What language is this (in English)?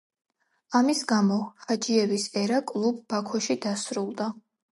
Georgian